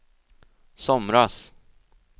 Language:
Swedish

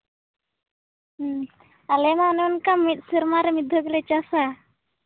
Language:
Santali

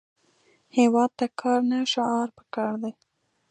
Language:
Pashto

